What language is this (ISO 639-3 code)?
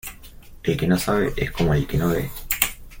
spa